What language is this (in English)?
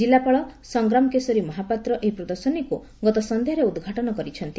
Odia